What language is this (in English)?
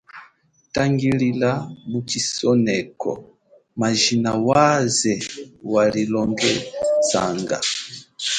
Chokwe